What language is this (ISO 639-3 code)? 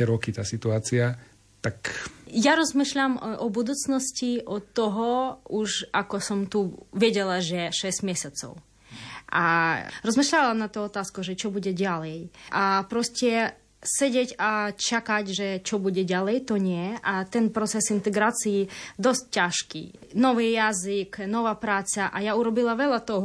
slk